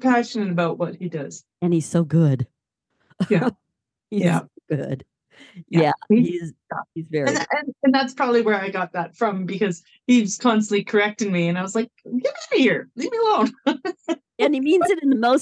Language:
English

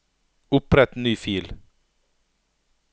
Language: Norwegian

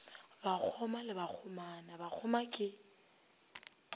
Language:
Northern Sotho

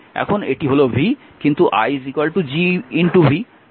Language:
Bangla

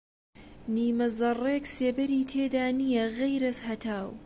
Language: Central Kurdish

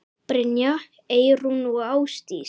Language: Icelandic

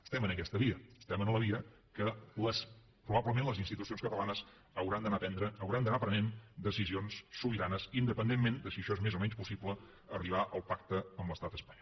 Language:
Catalan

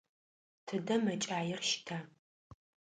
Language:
Adyghe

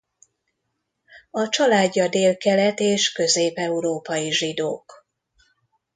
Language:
Hungarian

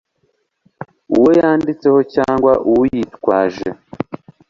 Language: Kinyarwanda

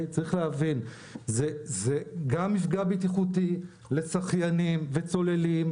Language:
Hebrew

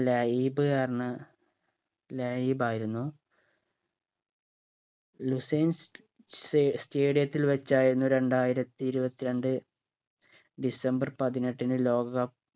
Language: Malayalam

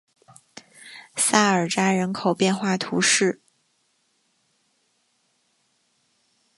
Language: Chinese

